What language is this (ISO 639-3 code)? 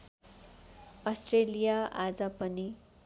nep